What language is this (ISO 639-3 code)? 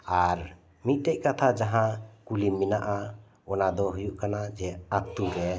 sat